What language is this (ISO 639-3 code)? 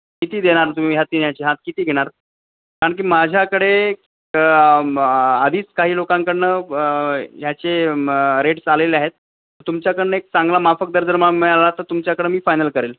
mar